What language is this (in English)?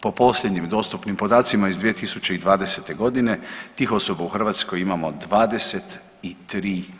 Croatian